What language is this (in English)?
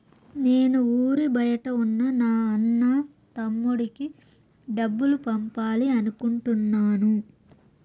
Telugu